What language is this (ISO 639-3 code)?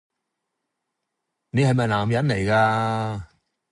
yue